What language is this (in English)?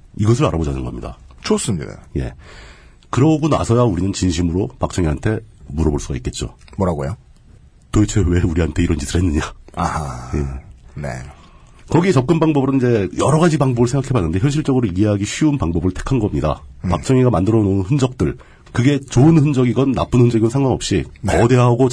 Korean